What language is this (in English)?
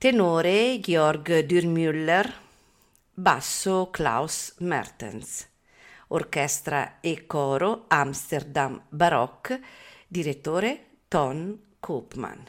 Italian